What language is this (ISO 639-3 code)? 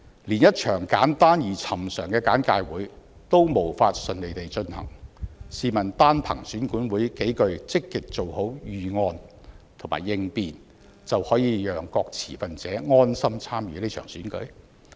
yue